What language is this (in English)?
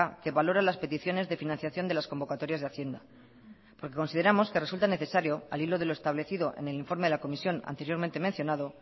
Spanish